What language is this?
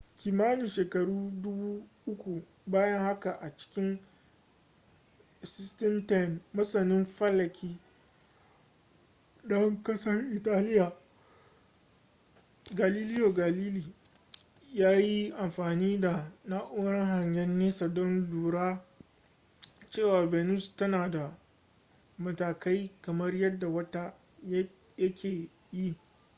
Hausa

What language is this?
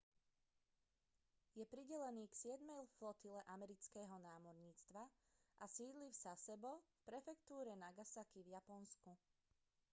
Slovak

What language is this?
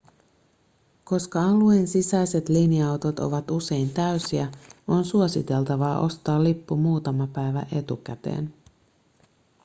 Finnish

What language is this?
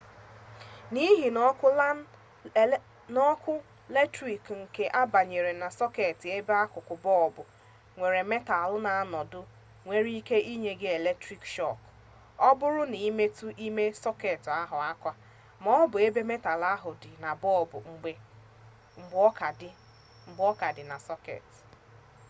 Igbo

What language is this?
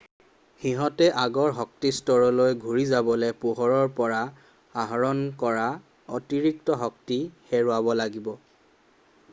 Assamese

